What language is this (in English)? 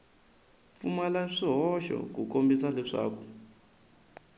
Tsonga